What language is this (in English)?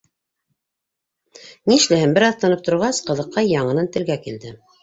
Bashkir